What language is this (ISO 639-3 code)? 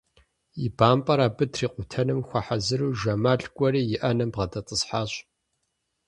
kbd